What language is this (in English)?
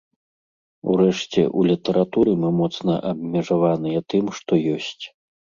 Belarusian